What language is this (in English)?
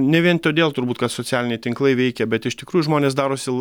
Lithuanian